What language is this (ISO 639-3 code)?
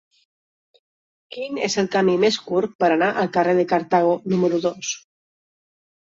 cat